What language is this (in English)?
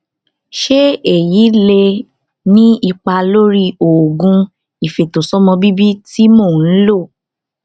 Yoruba